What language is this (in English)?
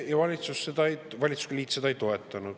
Estonian